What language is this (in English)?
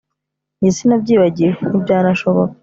Kinyarwanda